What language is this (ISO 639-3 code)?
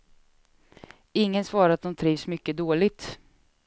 swe